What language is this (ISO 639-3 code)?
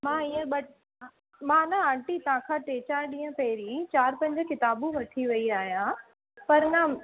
snd